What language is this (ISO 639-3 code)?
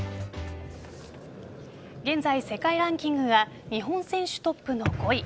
jpn